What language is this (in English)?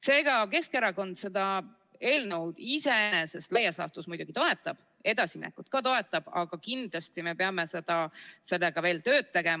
Estonian